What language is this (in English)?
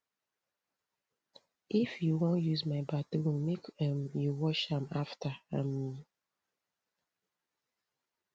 Nigerian Pidgin